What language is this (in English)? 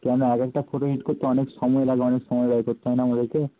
Bangla